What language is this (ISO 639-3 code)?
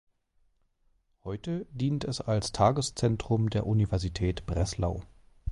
deu